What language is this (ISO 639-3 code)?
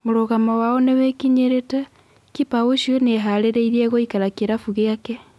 kik